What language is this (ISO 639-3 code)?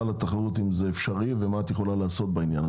heb